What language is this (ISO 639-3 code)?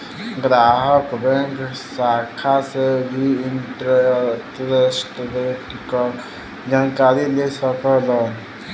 bho